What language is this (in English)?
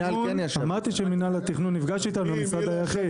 Hebrew